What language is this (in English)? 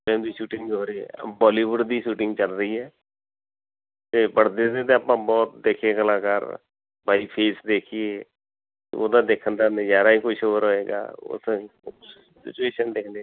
Punjabi